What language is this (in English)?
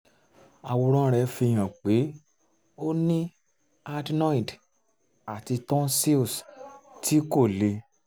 Yoruba